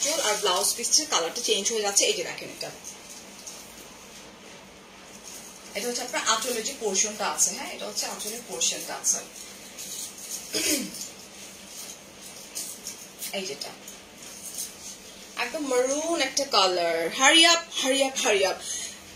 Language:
Bangla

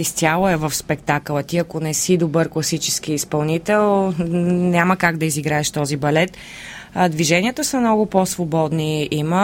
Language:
Bulgarian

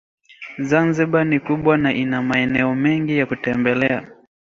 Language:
Swahili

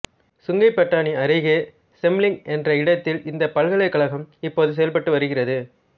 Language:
Tamil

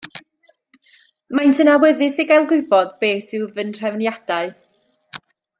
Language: Welsh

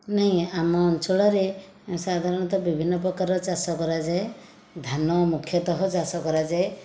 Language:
Odia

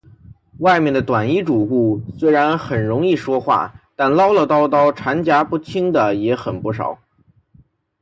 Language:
Chinese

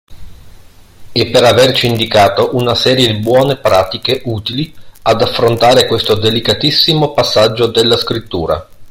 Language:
Italian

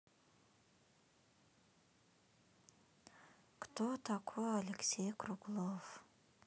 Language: Russian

